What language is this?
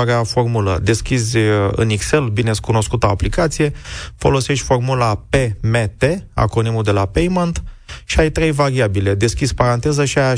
Romanian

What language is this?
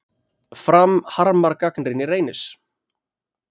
Icelandic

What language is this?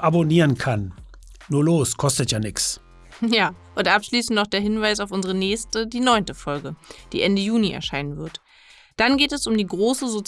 German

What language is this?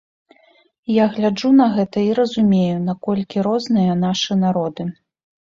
Belarusian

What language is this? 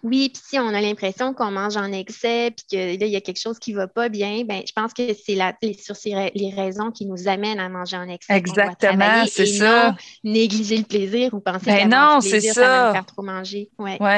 French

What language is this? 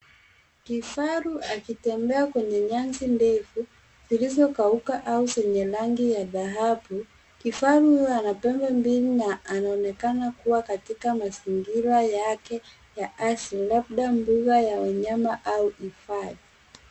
Swahili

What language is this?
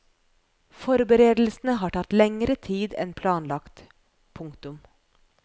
Norwegian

